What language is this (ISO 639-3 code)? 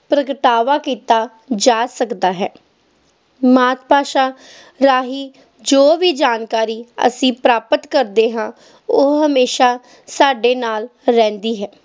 pan